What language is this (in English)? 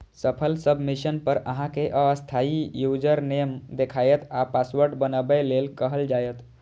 Maithili